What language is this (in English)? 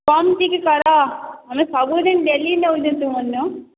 Odia